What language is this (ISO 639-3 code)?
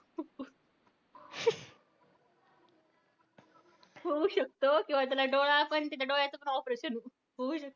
mar